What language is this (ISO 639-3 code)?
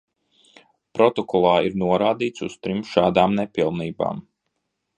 lav